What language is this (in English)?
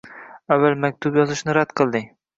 Uzbek